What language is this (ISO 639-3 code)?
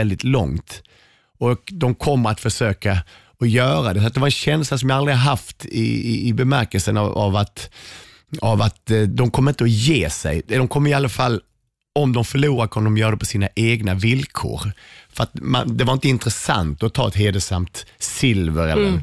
swe